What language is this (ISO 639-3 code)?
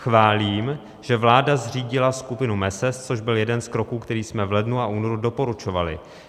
ces